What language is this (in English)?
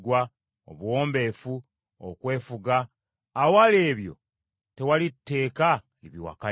Ganda